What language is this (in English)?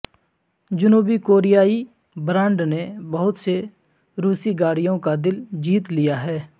Urdu